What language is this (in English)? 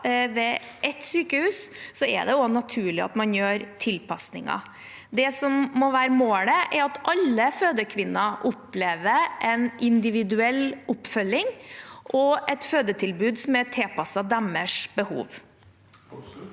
Norwegian